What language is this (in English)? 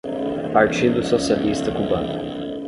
Portuguese